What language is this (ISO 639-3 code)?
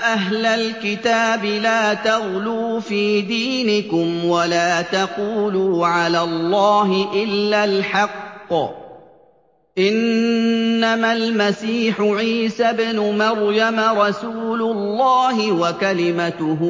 ara